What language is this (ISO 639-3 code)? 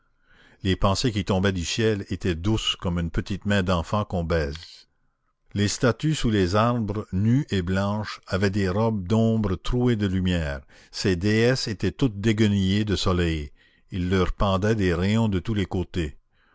fra